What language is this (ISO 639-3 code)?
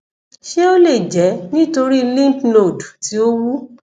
yor